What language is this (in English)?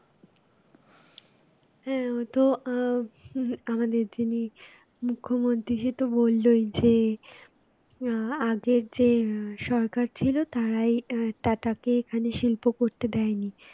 Bangla